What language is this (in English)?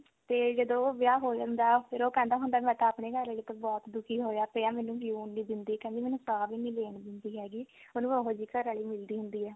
Punjabi